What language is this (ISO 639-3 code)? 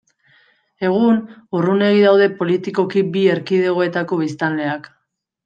eus